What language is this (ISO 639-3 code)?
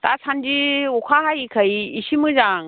brx